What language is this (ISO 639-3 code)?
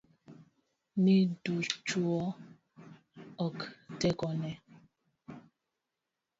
luo